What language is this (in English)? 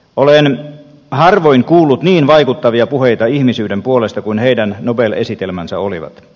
Finnish